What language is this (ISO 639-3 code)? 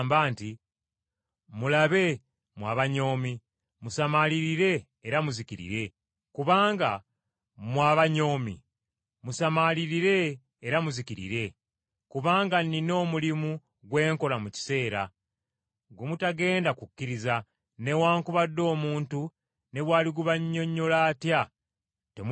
lug